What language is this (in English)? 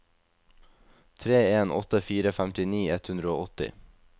Norwegian